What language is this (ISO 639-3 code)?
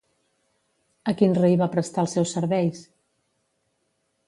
cat